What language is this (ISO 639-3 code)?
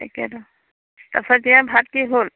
asm